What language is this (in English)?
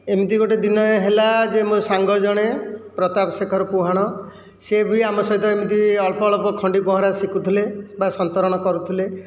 Odia